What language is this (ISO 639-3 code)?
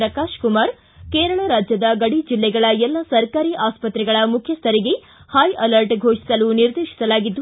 kan